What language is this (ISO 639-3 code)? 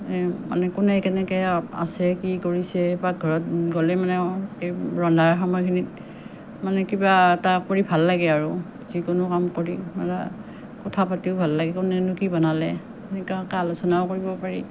asm